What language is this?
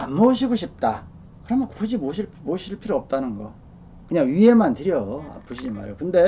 Korean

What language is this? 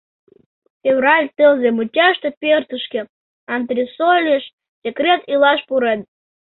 Mari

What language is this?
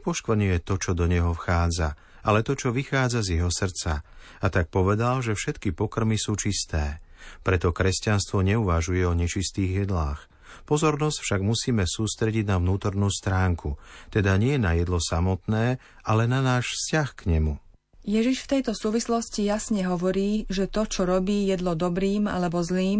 Slovak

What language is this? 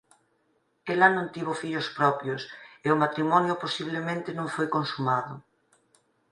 Galician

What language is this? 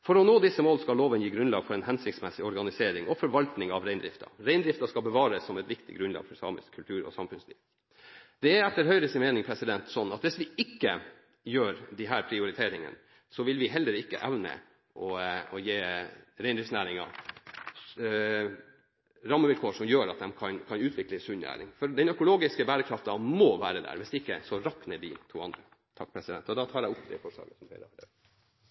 Norwegian Bokmål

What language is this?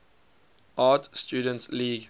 English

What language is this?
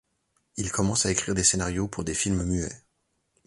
French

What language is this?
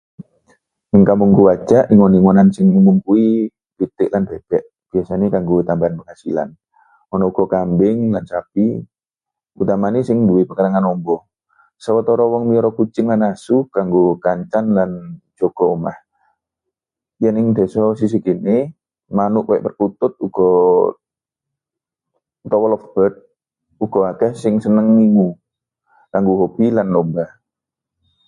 Javanese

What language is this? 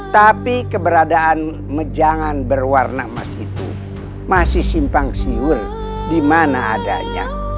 Indonesian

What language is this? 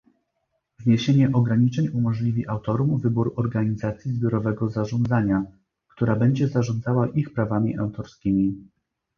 Polish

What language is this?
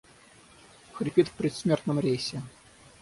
Russian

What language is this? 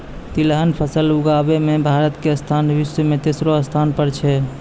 Maithili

